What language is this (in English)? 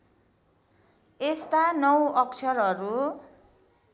Nepali